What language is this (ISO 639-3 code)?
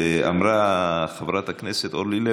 heb